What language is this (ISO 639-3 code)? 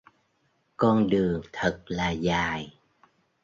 vie